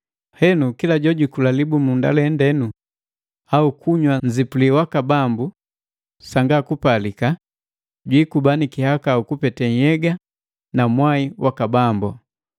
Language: Matengo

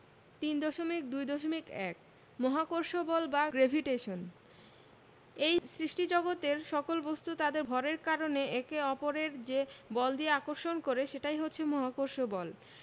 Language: Bangla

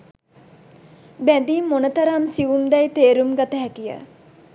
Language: Sinhala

